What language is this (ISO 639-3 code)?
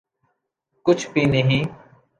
urd